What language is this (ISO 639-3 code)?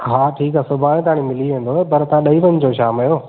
snd